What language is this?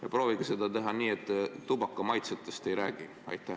Estonian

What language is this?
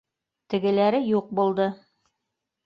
Bashkir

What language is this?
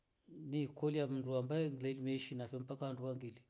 Rombo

